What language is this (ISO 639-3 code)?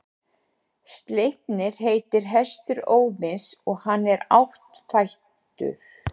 isl